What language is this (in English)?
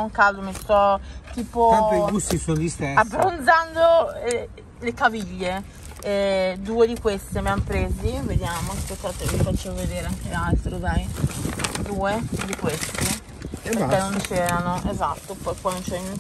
Italian